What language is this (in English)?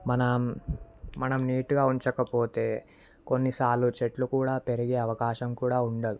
Telugu